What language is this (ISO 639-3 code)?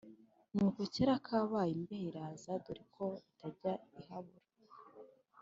kin